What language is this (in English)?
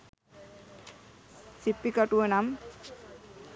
Sinhala